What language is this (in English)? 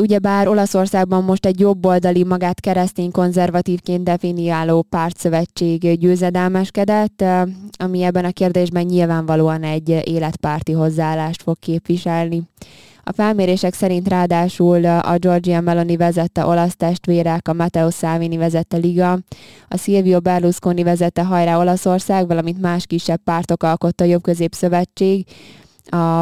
Hungarian